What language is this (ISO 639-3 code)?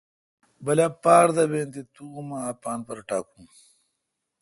xka